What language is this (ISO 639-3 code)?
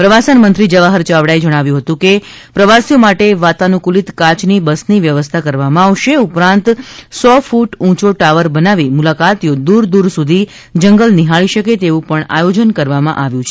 guj